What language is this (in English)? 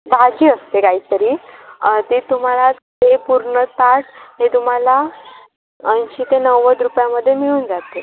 Marathi